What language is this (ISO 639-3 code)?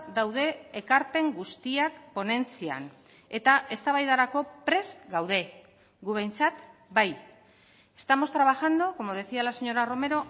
eus